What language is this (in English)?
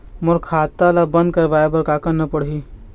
Chhattisgarhi